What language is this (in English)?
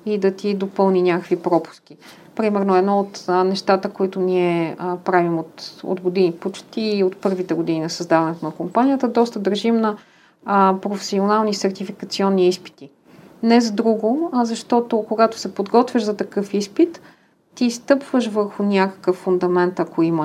Bulgarian